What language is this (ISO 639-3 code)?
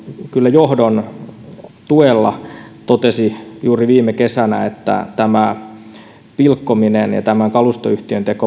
fin